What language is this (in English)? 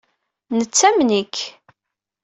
Kabyle